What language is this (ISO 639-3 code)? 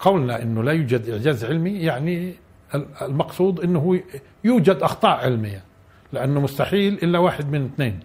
ara